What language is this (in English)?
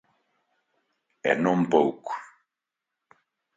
Galician